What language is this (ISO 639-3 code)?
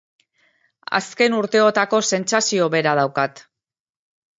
eus